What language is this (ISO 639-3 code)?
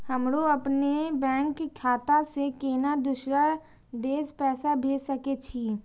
mai